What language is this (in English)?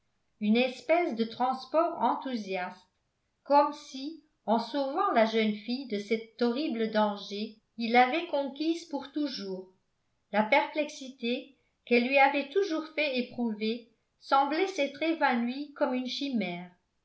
French